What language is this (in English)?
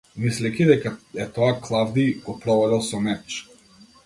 Macedonian